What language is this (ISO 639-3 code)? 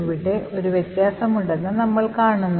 mal